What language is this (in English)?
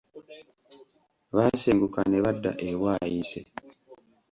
Ganda